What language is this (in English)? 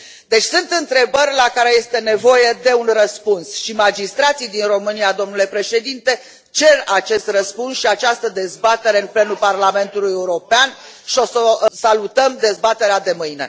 Romanian